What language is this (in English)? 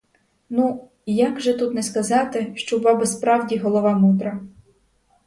Ukrainian